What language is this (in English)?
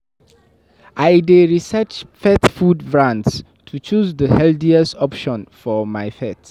Nigerian Pidgin